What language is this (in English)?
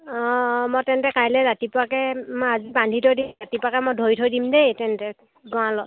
Assamese